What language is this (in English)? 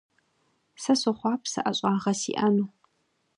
Kabardian